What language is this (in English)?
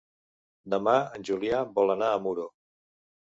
Catalan